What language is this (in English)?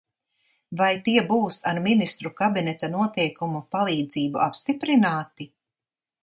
Latvian